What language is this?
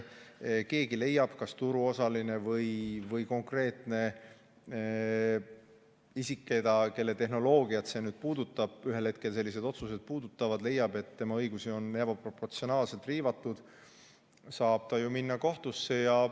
Estonian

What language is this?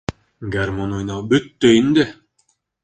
Bashkir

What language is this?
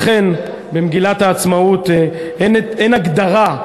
Hebrew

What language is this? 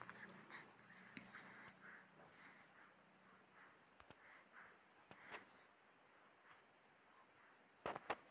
Chhattisgarhi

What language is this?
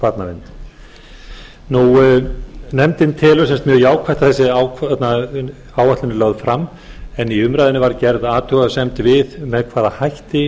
Icelandic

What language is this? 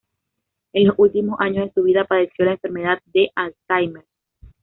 Spanish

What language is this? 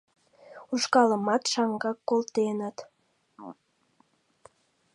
Mari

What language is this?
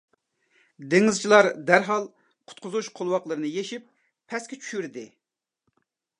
Uyghur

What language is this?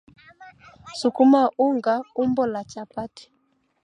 Swahili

